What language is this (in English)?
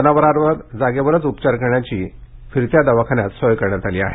Marathi